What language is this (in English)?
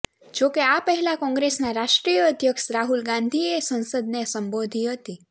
Gujarati